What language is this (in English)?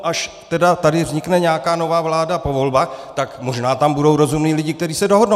Czech